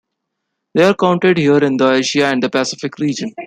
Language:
English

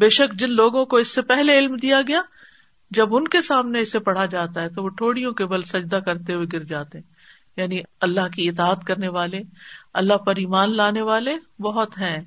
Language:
Urdu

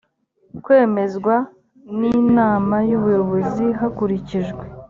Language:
Kinyarwanda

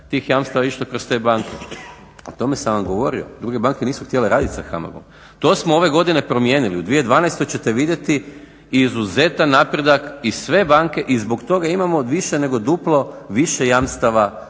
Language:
Croatian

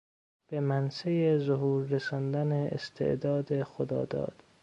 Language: Persian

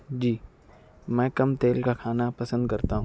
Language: Urdu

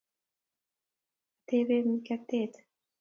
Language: Kalenjin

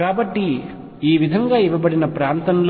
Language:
Telugu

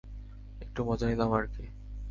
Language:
Bangla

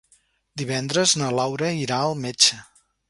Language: Catalan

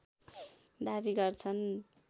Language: Nepali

